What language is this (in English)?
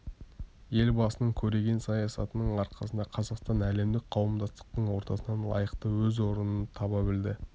Kazakh